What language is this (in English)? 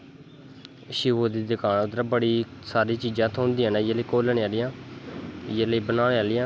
Dogri